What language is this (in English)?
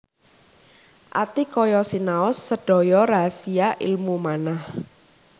Javanese